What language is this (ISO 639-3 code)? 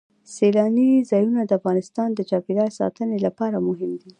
pus